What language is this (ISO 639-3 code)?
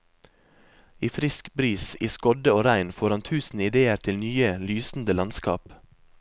nor